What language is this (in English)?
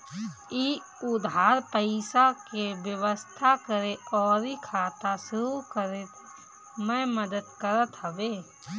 Bhojpuri